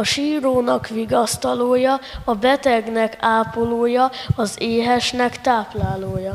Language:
Hungarian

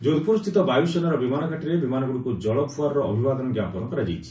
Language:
Odia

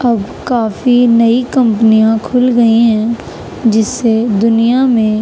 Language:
Urdu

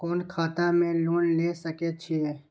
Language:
Maithili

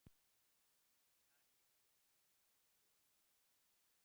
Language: Icelandic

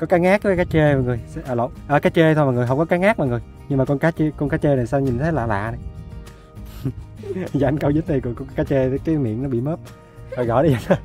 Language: Vietnamese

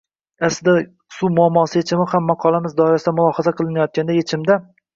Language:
Uzbek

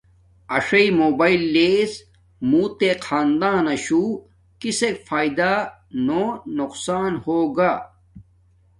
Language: Domaaki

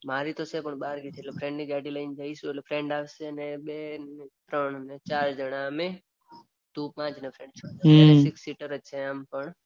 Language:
Gujarati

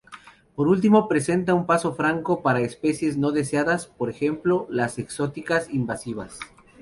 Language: Spanish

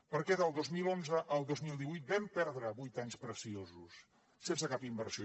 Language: Catalan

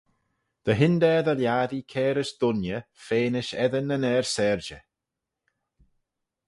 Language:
Manx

